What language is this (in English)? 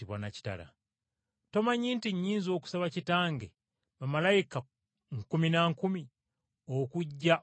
Ganda